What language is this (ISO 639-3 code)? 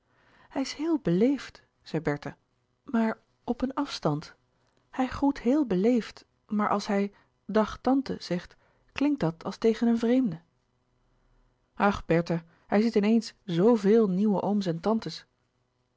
nld